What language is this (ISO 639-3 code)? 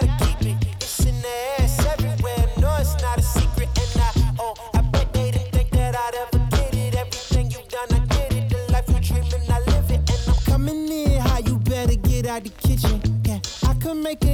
heb